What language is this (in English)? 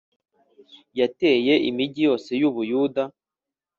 Kinyarwanda